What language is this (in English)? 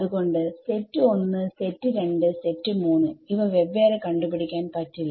Malayalam